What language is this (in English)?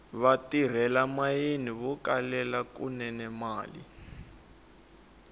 Tsonga